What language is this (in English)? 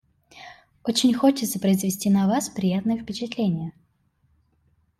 Russian